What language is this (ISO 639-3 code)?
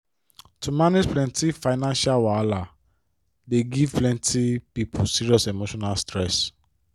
pcm